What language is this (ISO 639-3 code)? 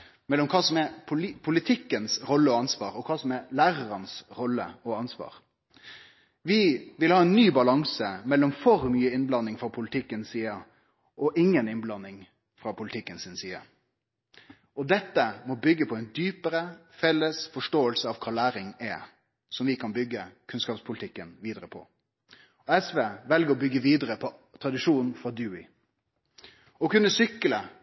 nno